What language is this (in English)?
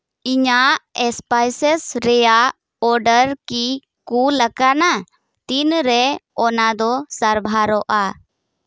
Santali